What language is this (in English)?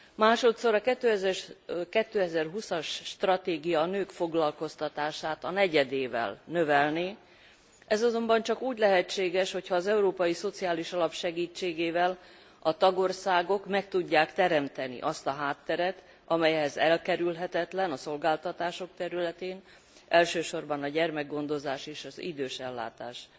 Hungarian